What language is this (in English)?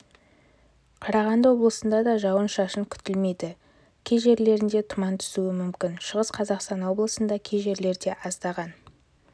Kazakh